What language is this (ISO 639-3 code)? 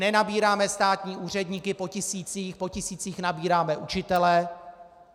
ces